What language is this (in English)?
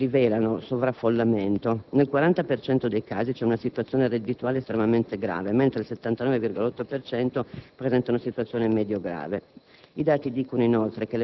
Italian